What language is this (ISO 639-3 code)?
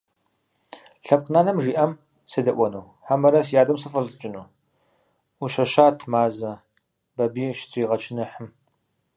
kbd